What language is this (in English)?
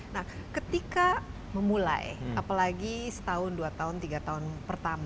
Indonesian